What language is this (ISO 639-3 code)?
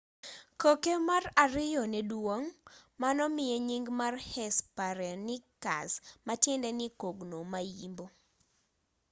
luo